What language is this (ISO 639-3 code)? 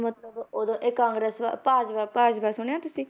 pan